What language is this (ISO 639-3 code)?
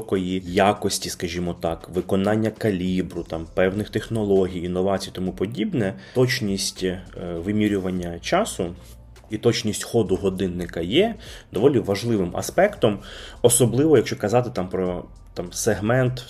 ukr